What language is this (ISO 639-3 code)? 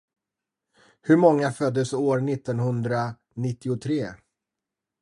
swe